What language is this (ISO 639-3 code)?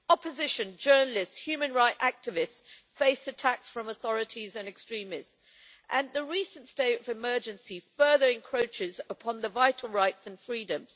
eng